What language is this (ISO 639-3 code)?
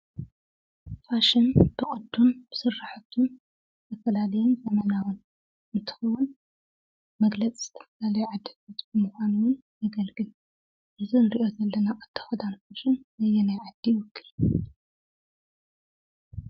tir